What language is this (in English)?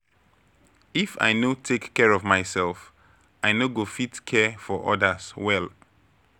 Nigerian Pidgin